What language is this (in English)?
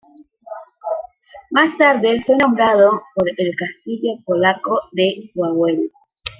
Spanish